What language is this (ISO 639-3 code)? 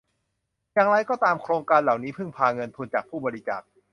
tha